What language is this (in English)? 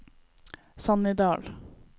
Norwegian